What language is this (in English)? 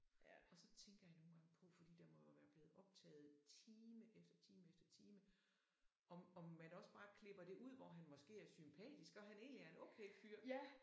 Danish